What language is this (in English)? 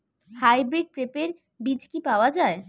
Bangla